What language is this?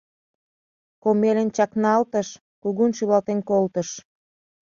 Mari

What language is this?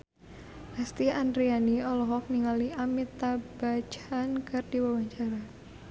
Sundanese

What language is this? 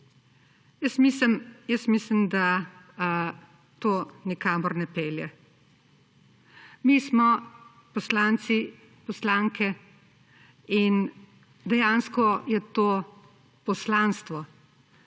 Slovenian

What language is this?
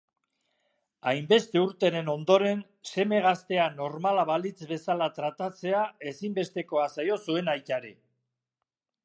Basque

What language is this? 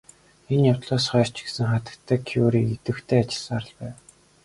Mongolian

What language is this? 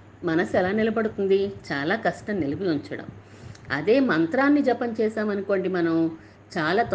Telugu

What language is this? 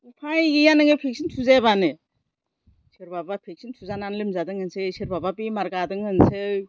Bodo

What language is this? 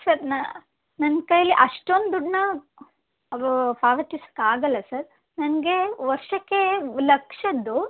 Kannada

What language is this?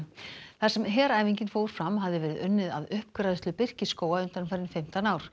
Icelandic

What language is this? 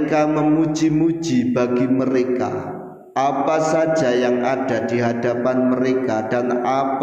Indonesian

